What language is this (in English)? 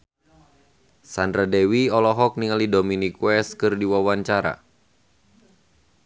Sundanese